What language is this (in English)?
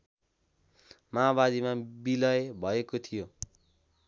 Nepali